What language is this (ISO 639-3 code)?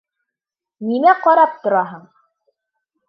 bak